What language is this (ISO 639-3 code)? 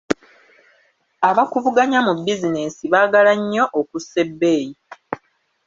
lug